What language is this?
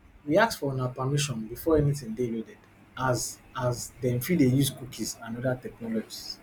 Nigerian Pidgin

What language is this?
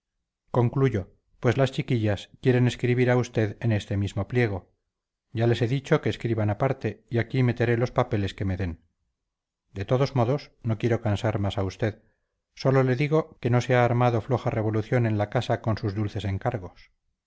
Spanish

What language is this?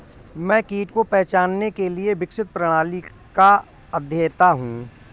Hindi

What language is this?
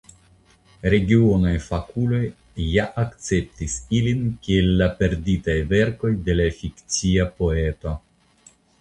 Esperanto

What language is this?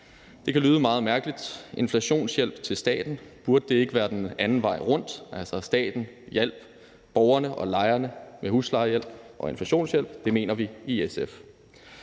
Danish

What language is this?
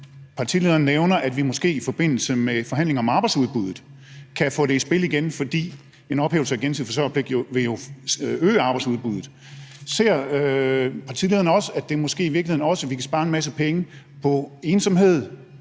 Danish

